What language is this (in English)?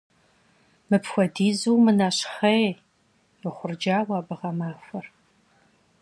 Kabardian